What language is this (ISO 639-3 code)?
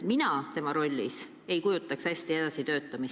est